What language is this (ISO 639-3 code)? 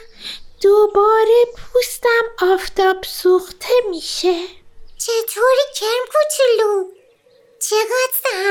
fas